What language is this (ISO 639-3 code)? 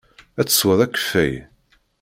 kab